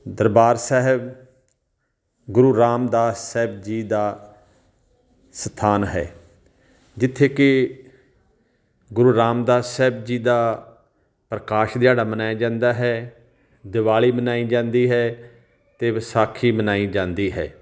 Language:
Punjabi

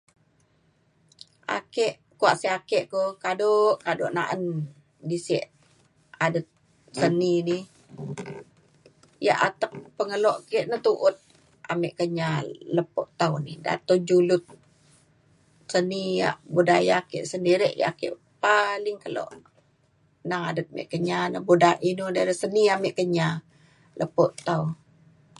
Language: Mainstream Kenyah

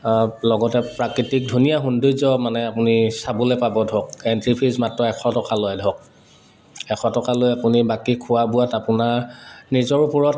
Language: Assamese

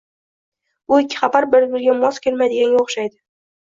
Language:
Uzbek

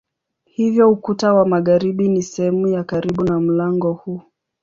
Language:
Swahili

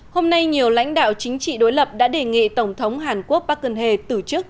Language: Vietnamese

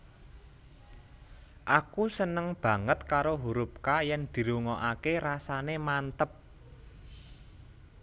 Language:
Javanese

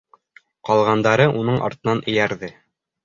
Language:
Bashkir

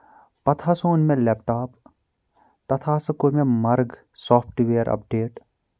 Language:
Kashmiri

